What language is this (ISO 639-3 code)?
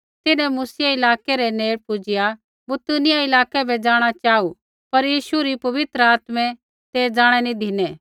kfx